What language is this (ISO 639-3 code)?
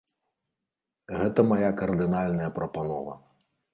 bel